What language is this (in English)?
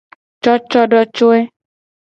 Gen